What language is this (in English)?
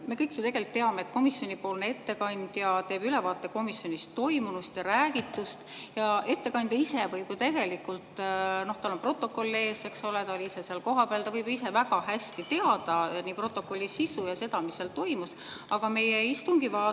Estonian